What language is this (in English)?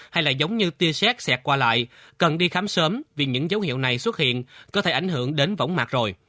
Vietnamese